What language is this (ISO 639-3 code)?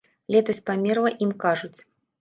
bel